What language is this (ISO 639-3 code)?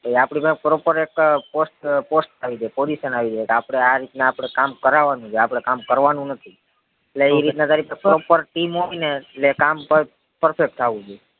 guj